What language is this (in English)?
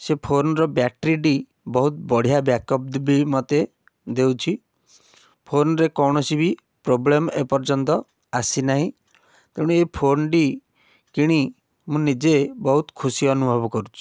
Odia